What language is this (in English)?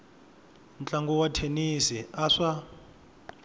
Tsonga